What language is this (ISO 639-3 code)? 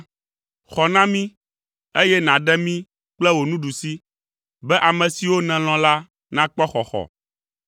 ewe